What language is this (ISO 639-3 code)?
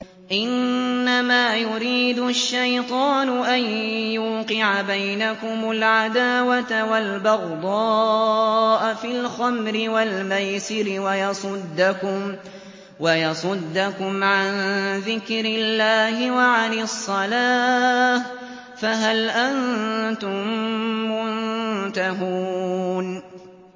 ara